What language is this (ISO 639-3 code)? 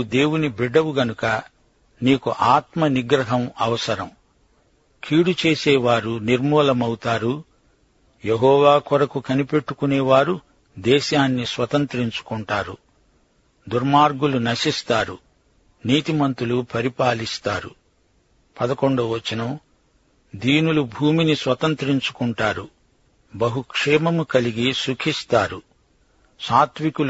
tel